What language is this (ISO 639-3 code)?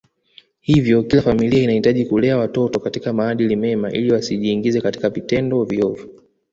swa